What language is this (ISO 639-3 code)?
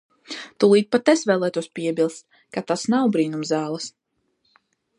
lav